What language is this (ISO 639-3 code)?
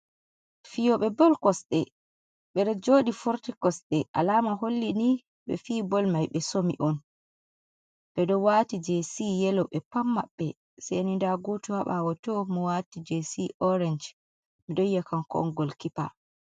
ful